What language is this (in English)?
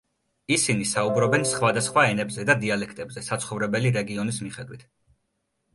Georgian